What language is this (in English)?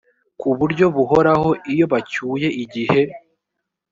Kinyarwanda